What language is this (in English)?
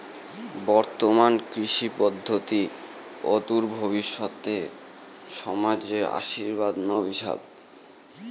Bangla